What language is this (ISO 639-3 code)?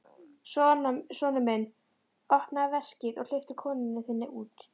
isl